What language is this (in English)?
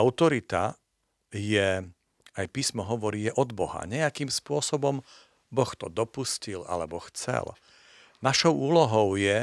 Slovak